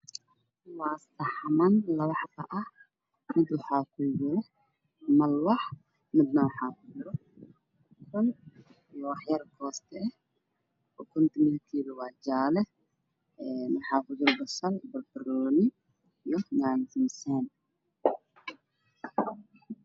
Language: Somali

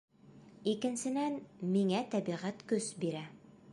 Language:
Bashkir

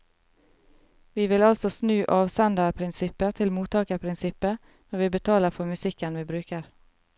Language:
Norwegian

